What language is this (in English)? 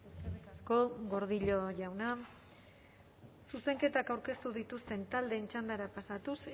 Basque